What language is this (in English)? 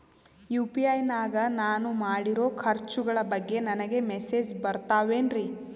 Kannada